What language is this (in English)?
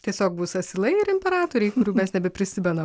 Lithuanian